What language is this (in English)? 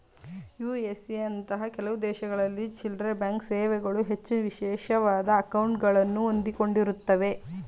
Kannada